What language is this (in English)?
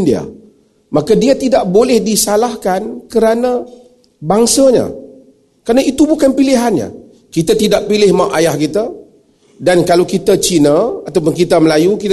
Malay